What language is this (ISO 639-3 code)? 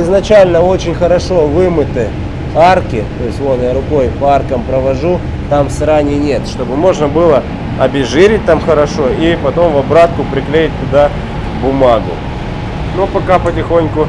rus